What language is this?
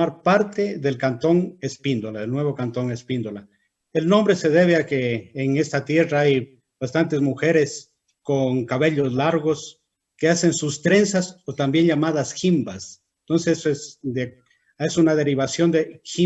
Spanish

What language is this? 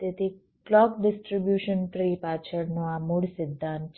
Gujarati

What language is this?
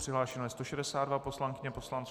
Czech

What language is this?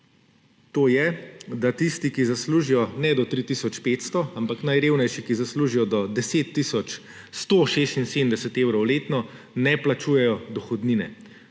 Slovenian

